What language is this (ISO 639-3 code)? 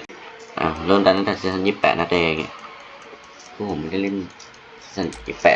tha